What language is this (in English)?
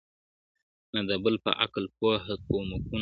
Pashto